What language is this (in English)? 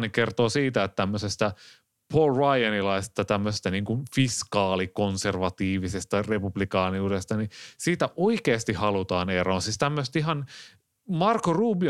Finnish